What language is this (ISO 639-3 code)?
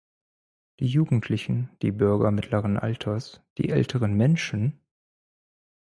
deu